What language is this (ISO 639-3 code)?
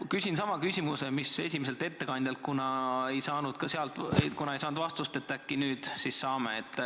est